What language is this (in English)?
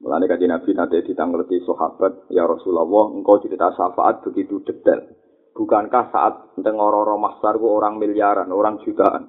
Malay